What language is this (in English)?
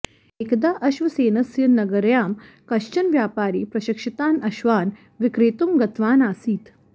Sanskrit